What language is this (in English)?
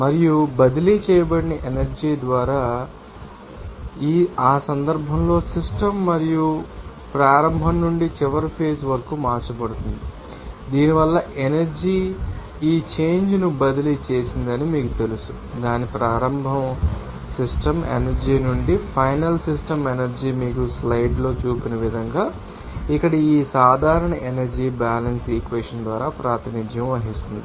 Telugu